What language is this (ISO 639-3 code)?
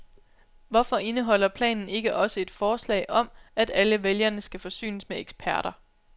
dan